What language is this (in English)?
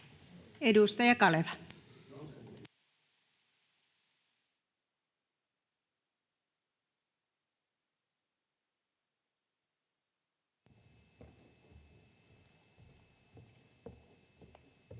Finnish